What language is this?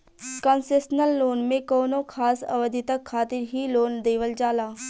Bhojpuri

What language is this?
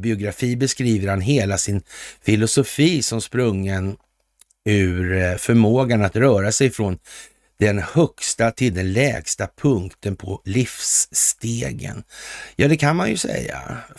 Swedish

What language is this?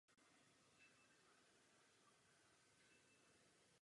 Czech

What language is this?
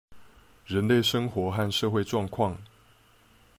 Chinese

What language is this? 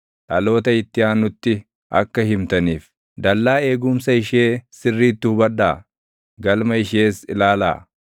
Oromo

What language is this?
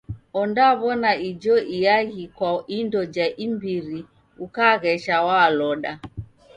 Taita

